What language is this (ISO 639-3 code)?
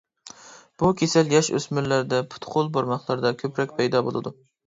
uig